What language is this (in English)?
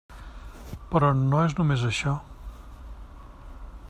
Catalan